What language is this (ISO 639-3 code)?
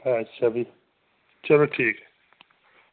doi